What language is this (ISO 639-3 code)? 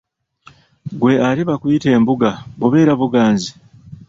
lug